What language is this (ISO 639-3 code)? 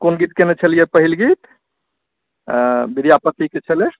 mai